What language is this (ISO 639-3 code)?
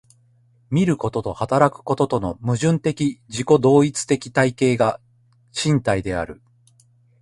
jpn